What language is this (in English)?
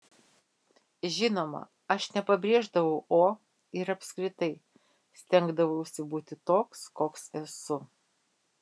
Lithuanian